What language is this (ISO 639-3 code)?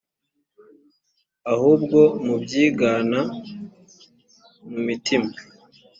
kin